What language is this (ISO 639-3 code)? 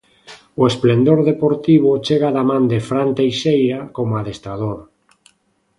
glg